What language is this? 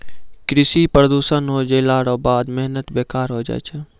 Maithili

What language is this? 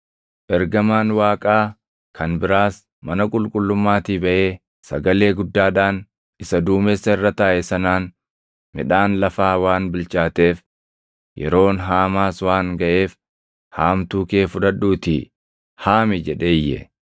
Oromo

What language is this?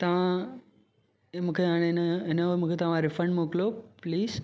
Sindhi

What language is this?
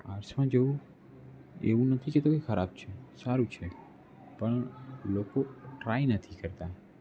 Gujarati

